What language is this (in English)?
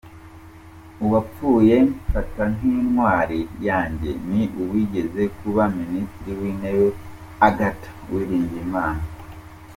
Kinyarwanda